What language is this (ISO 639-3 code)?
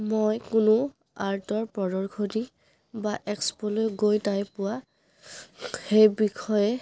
asm